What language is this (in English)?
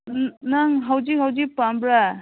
Manipuri